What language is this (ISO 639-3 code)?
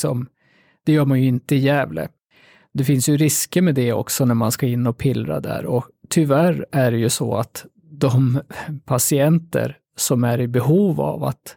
swe